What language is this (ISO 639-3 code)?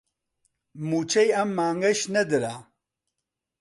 ckb